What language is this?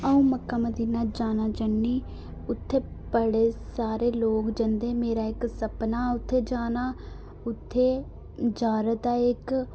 Dogri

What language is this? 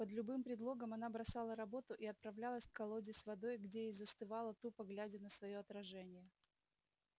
Russian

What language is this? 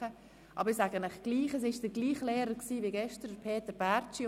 Swiss German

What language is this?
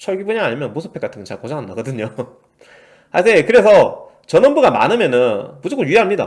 Korean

